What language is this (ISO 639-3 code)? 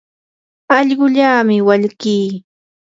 qur